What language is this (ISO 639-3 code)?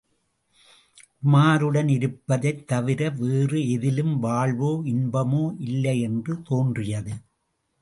tam